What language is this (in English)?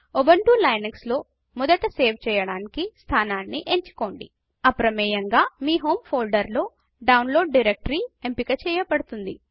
Telugu